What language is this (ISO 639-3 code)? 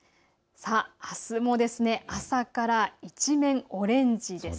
jpn